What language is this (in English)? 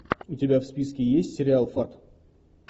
Russian